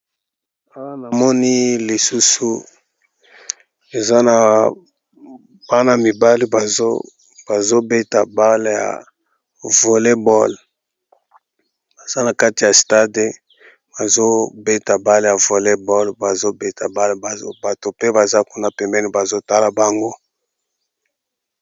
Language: Lingala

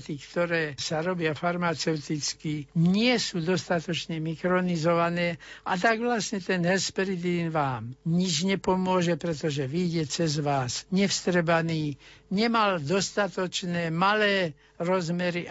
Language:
Slovak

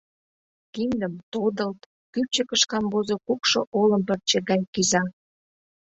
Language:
Mari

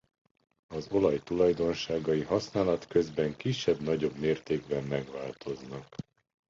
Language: Hungarian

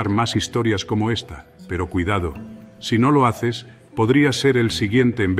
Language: Spanish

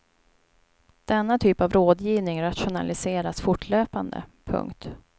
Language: Swedish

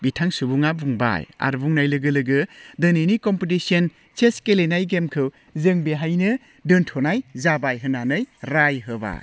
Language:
Bodo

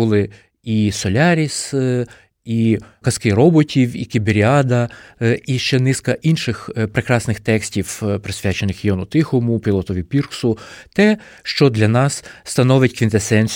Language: Ukrainian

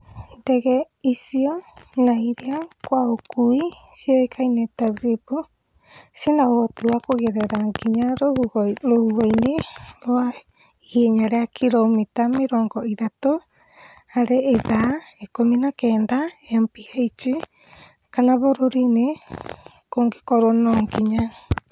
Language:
Kikuyu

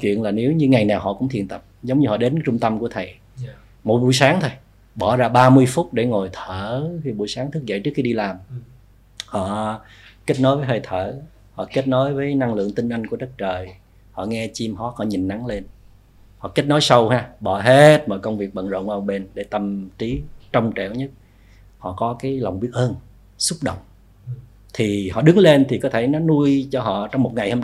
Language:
Vietnamese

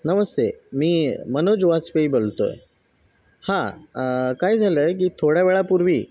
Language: Marathi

